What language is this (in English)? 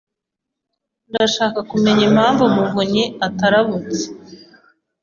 Kinyarwanda